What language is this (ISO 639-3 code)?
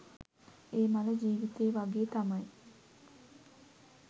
sin